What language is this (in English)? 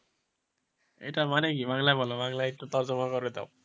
Bangla